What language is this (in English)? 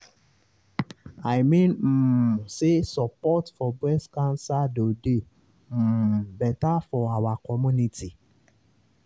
Nigerian Pidgin